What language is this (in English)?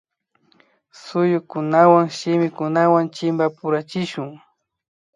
Imbabura Highland Quichua